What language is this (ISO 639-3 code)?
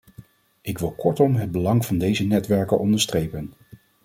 nld